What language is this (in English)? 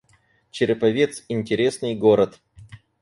Russian